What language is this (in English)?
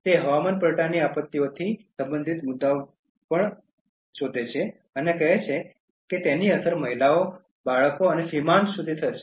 Gujarati